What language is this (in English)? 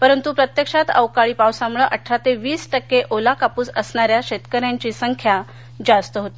Marathi